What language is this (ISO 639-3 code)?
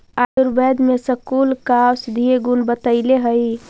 mag